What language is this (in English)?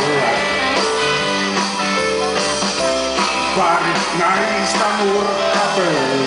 Finnish